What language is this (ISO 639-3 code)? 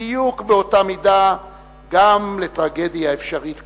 heb